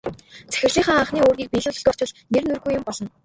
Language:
Mongolian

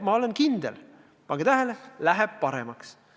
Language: Estonian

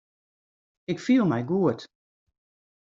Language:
Western Frisian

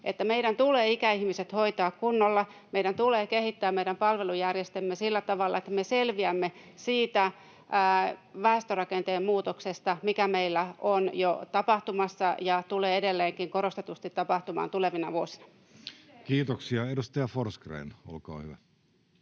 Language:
Finnish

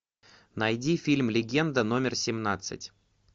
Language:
Russian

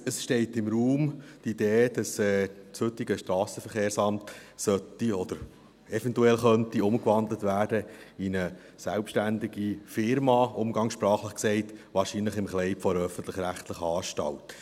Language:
Swiss German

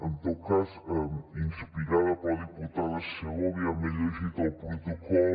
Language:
Catalan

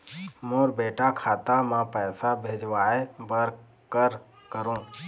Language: Chhattisgarhi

